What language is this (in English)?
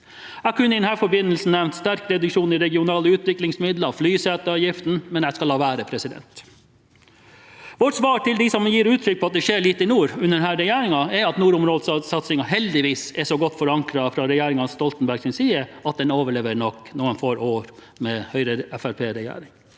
Norwegian